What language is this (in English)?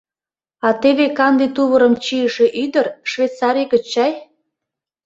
Mari